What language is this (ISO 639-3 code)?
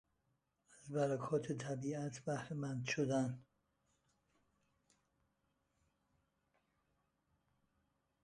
fas